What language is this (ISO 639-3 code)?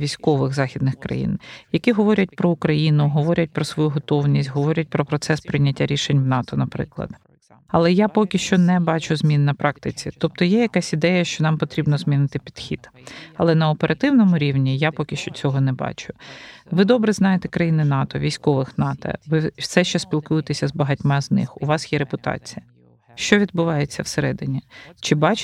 ukr